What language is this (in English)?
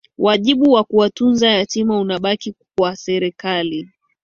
Swahili